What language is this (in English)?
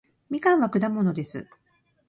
Japanese